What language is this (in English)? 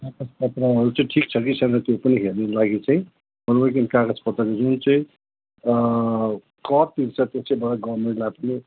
Nepali